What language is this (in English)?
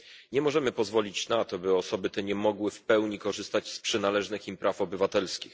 Polish